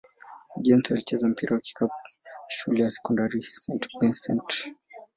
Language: Swahili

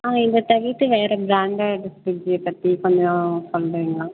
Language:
Tamil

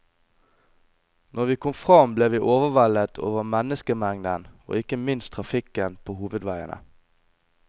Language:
Norwegian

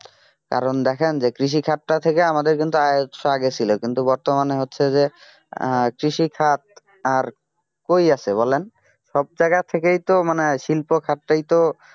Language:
Bangla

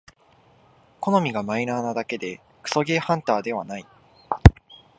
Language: Japanese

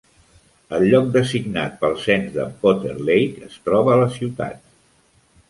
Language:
Catalan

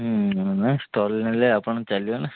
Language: Odia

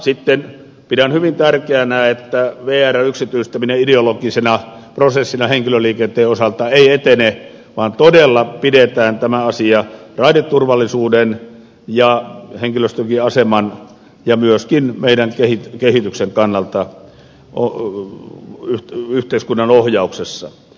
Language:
Finnish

